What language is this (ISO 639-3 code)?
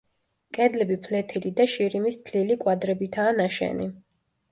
kat